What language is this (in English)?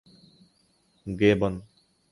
Urdu